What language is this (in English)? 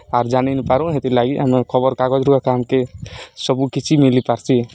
Odia